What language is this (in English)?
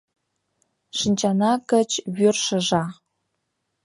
Mari